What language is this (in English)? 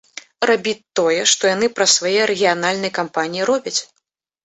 Belarusian